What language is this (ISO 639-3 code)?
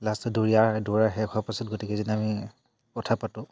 asm